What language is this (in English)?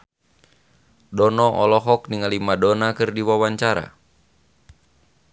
Sundanese